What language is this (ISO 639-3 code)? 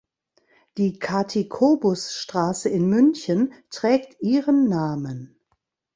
deu